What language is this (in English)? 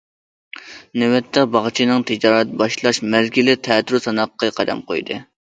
Uyghur